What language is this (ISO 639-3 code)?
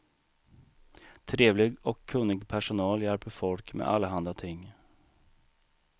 swe